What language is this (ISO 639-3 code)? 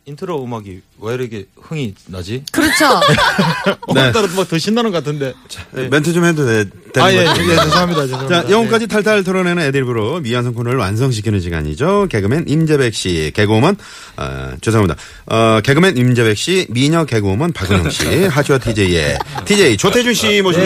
kor